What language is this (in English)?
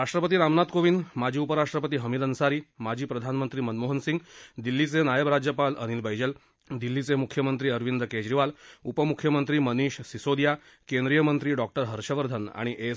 Marathi